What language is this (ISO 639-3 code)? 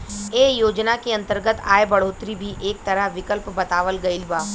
bho